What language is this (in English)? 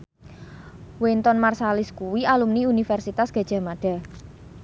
Javanese